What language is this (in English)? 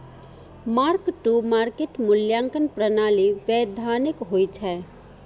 Maithili